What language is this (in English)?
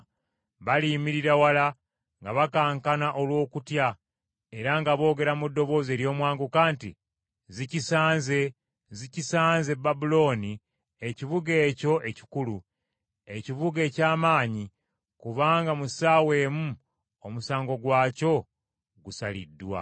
Ganda